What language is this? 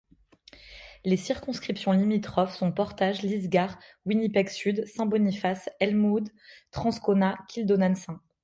French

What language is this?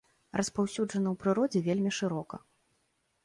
Belarusian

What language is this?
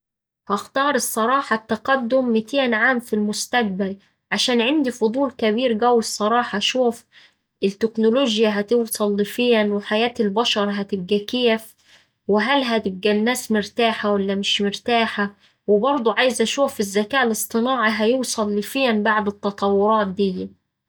Saidi Arabic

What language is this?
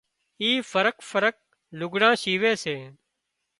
Wadiyara Koli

